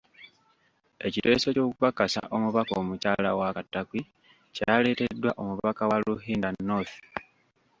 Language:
Ganda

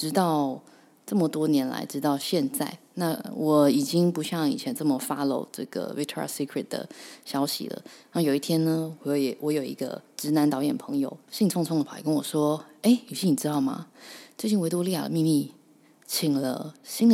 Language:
Chinese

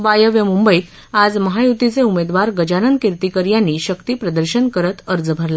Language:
Marathi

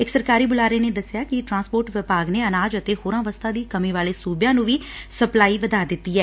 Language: Punjabi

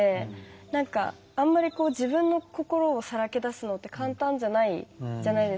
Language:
Japanese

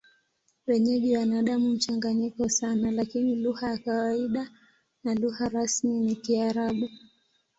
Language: Swahili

